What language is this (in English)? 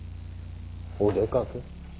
Japanese